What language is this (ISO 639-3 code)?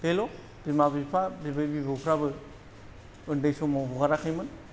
brx